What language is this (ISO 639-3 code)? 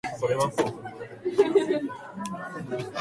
jpn